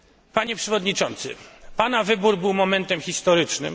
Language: Polish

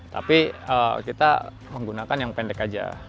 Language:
Indonesian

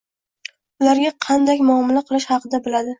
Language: Uzbek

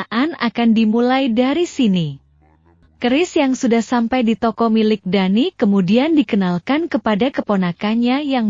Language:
Indonesian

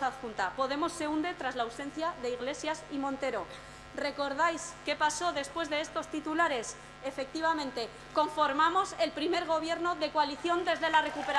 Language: Spanish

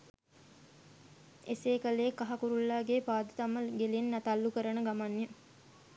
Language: Sinhala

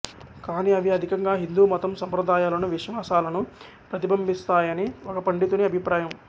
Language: Telugu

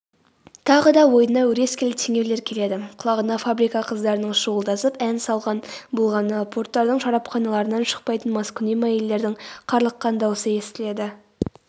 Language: Kazakh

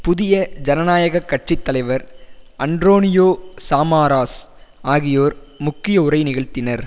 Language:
Tamil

